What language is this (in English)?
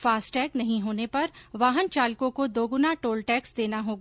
Hindi